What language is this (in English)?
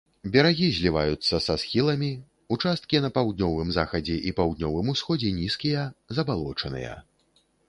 Belarusian